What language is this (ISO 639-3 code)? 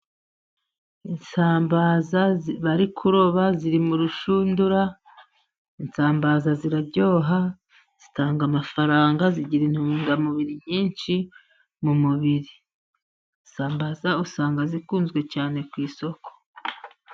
kin